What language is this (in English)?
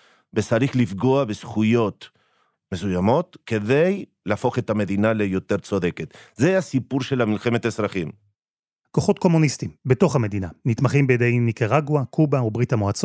Hebrew